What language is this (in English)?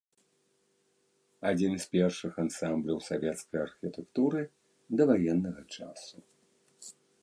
Belarusian